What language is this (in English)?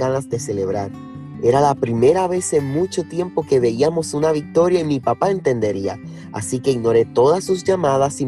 Spanish